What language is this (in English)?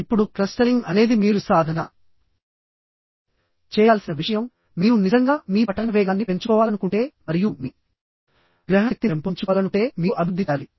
Telugu